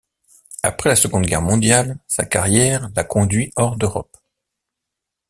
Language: French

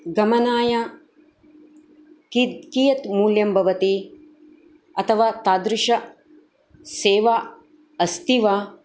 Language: Sanskrit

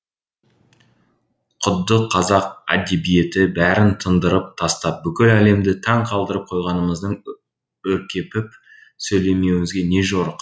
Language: Kazakh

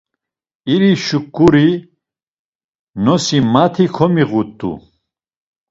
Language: Laz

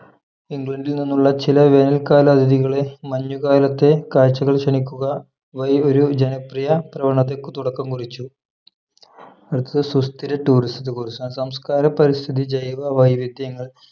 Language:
Malayalam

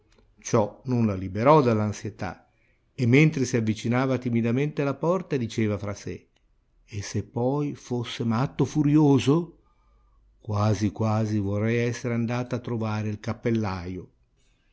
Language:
Italian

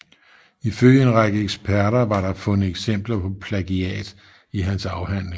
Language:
Danish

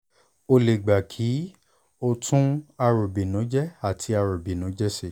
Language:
Yoruba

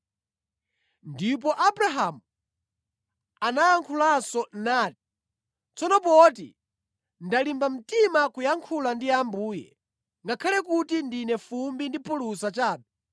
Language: Nyanja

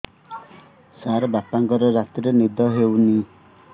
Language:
Odia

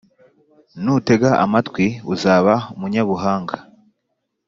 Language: Kinyarwanda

